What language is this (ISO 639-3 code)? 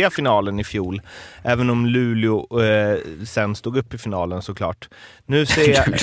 swe